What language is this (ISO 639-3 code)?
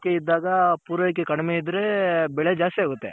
kan